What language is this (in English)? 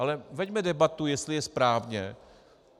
Czech